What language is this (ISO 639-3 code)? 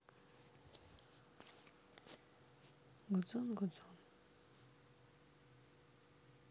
rus